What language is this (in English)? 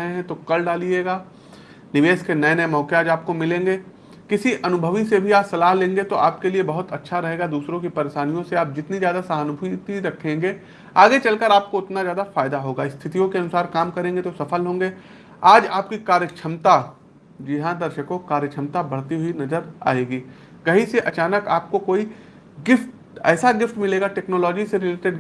Hindi